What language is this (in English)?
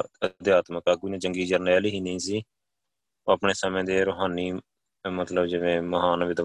Punjabi